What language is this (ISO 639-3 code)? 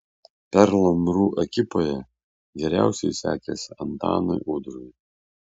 lit